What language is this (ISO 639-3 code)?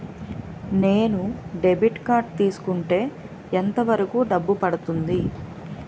tel